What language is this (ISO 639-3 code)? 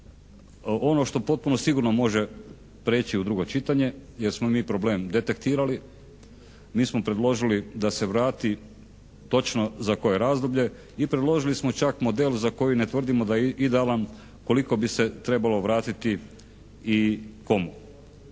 hrv